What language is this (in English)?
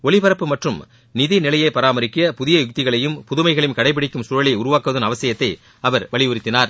Tamil